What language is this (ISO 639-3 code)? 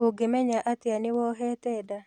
kik